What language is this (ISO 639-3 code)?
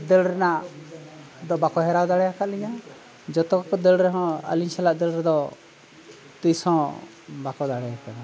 sat